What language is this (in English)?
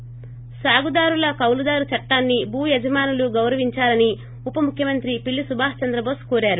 Telugu